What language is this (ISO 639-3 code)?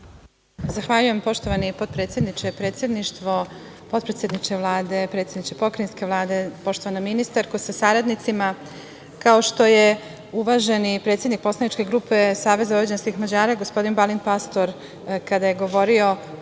srp